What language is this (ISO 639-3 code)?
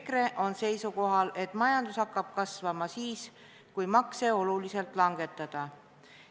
est